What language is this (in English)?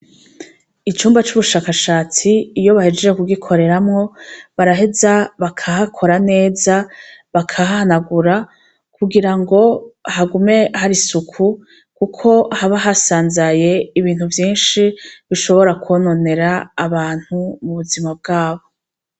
Rundi